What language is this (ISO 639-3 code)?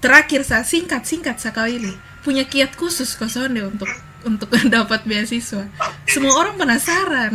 ind